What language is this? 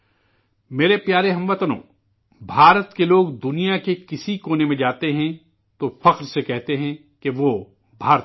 Urdu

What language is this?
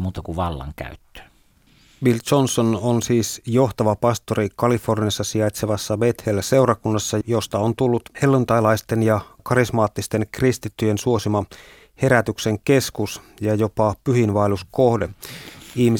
Finnish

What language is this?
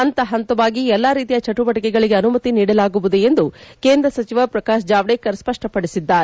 Kannada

